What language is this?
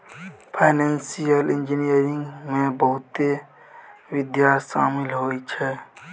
Maithili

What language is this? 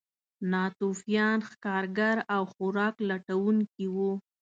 Pashto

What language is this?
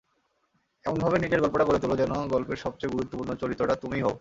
Bangla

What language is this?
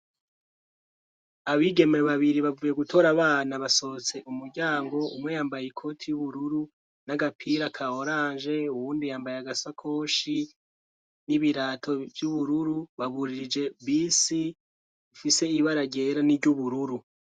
Rundi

